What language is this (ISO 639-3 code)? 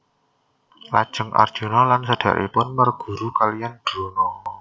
jav